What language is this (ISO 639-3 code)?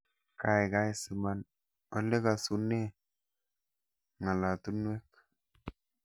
kln